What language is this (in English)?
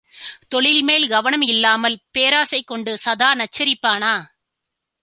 Tamil